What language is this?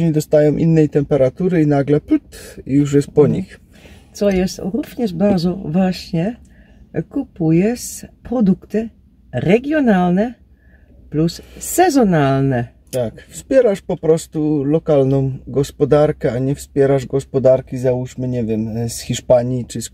Polish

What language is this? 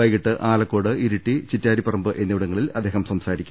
Malayalam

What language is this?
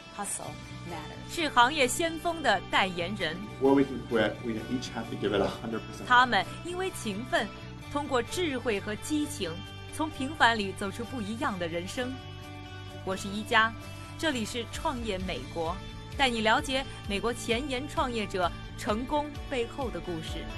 Chinese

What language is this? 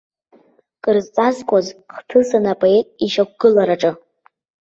Abkhazian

